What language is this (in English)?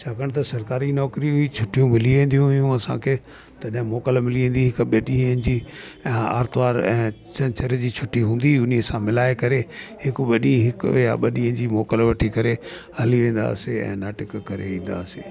Sindhi